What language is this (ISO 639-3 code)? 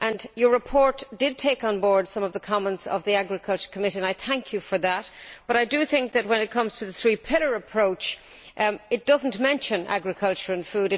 eng